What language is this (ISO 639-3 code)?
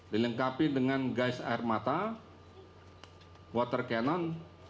ind